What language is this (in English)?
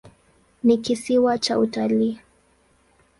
Swahili